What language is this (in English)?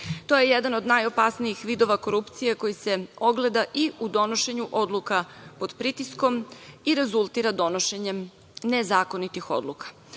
Serbian